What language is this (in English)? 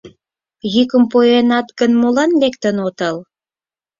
Mari